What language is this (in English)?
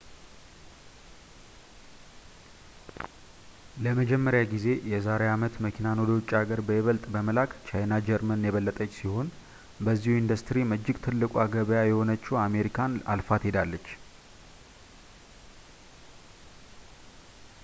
Amharic